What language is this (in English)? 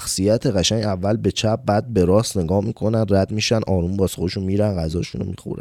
Persian